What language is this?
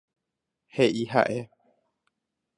Guarani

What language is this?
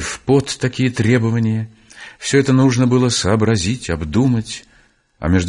Russian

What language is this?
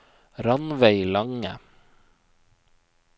Norwegian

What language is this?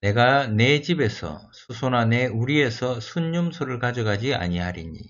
Korean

